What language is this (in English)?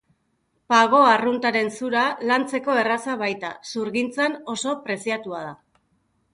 Basque